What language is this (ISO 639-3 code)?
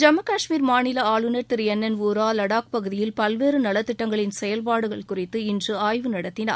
tam